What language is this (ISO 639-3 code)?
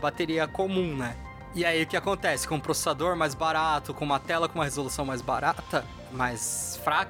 por